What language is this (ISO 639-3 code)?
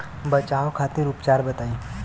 bho